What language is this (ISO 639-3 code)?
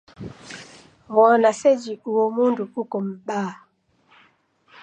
dav